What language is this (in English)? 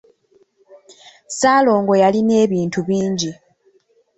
Ganda